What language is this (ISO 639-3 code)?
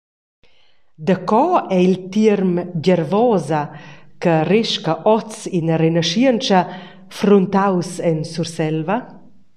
roh